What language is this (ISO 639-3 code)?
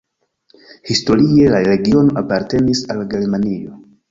epo